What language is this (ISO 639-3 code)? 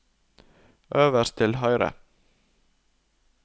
nor